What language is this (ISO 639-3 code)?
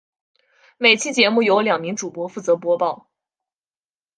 zho